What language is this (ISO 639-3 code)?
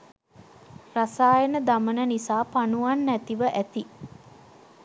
sin